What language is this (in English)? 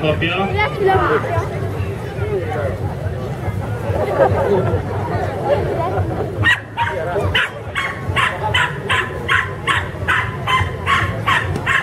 Hungarian